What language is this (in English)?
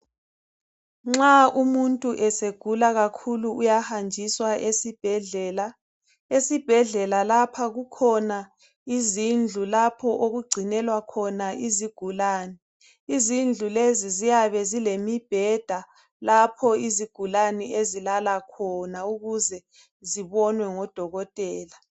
North Ndebele